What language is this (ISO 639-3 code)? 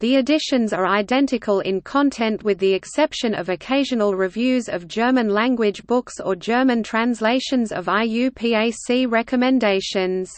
eng